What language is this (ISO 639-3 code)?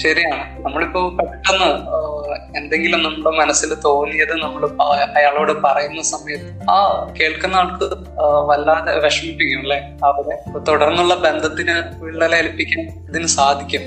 mal